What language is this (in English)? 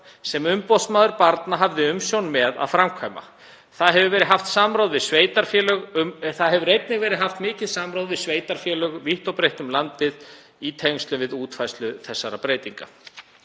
Icelandic